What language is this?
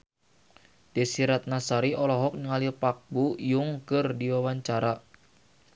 Sundanese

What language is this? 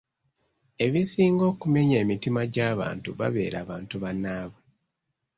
Ganda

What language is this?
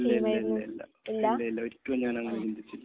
Malayalam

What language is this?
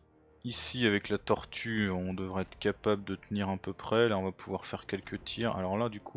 French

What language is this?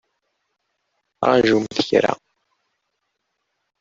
Kabyle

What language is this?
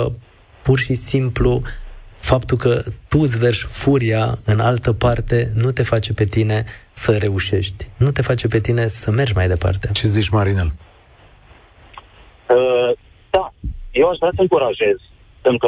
Romanian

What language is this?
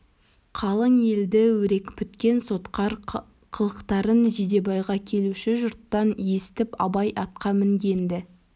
Kazakh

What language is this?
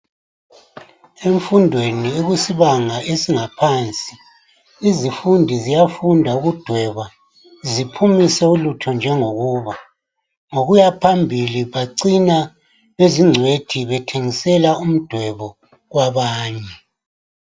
North Ndebele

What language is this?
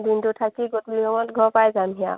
Assamese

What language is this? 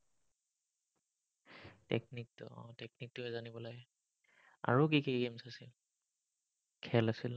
Assamese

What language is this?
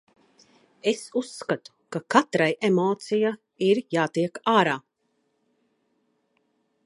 Latvian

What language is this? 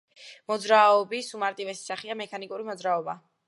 Georgian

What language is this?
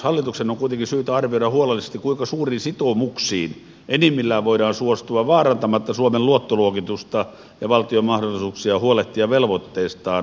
Finnish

